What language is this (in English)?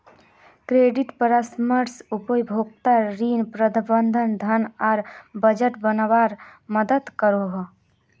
Magahi